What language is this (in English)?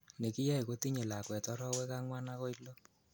Kalenjin